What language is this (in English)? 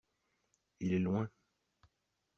French